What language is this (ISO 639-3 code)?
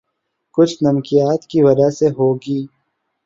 urd